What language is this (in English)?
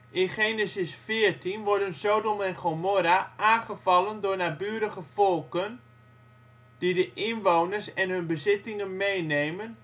Dutch